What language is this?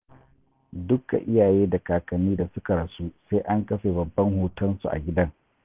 Hausa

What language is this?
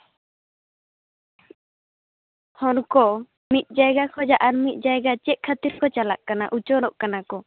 Santali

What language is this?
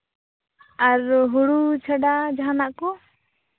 Santali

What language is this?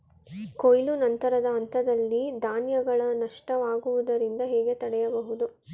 Kannada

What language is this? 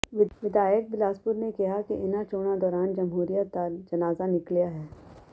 Punjabi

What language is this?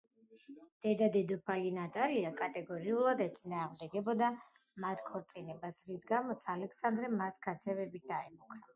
Georgian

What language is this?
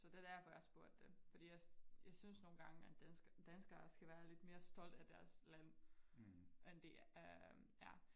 Danish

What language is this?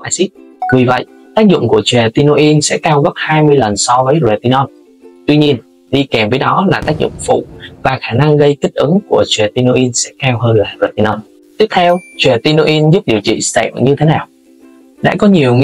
Vietnamese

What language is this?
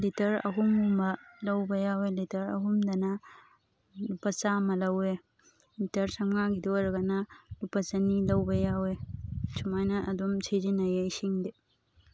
Manipuri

